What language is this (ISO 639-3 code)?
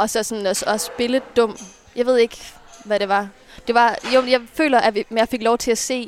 dan